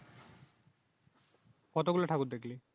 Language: Bangla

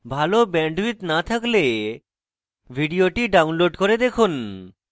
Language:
Bangla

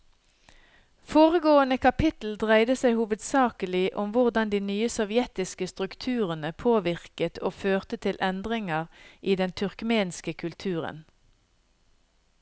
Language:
Norwegian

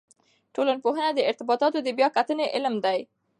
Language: Pashto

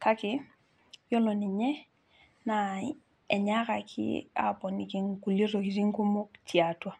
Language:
Masai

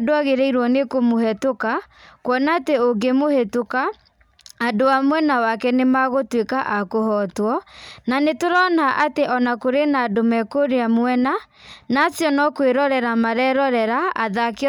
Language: Kikuyu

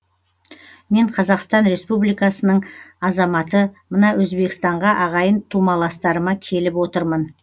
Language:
Kazakh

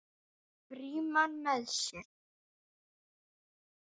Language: Icelandic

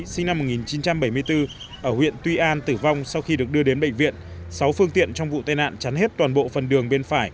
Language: Vietnamese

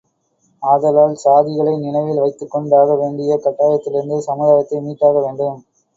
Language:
Tamil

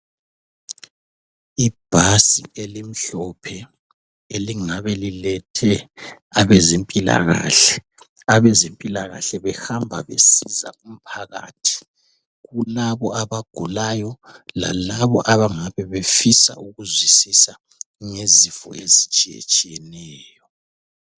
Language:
North Ndebele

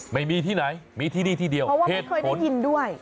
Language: Thai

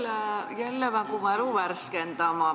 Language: Estonian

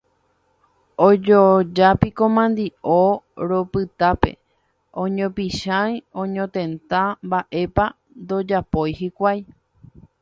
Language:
Guarani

